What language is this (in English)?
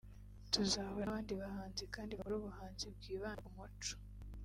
Kinyarwanda